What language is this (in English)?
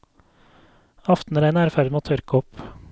Norwegian